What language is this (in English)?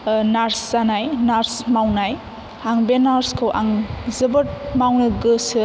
Bodo